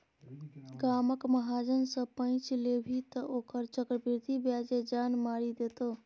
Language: Maithili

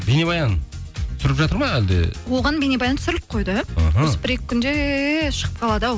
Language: Kazakh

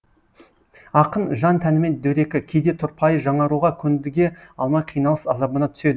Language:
Kazakh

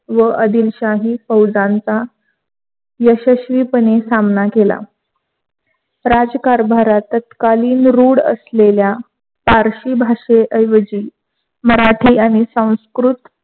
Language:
Marathi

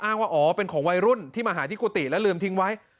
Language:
Thai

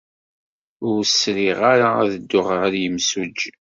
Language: Kabyle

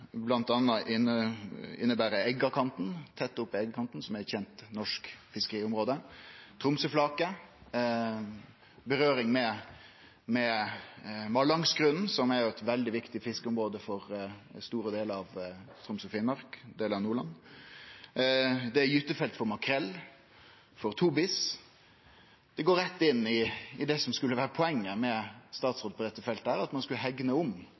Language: Norwegian Nynorsk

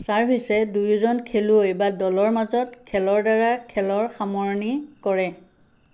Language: Assamese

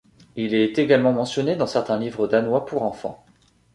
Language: French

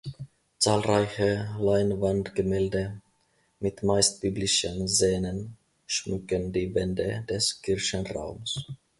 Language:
German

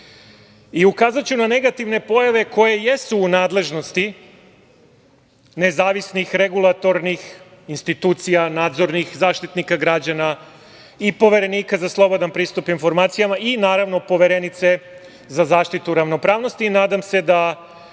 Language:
Serbian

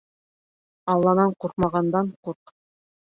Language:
Bashkir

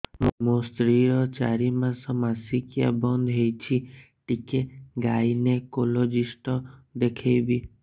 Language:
Odia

